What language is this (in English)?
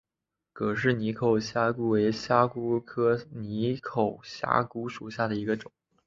Chinese